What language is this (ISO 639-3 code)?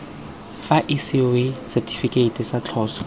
tsn